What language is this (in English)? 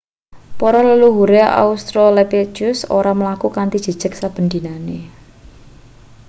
Javanese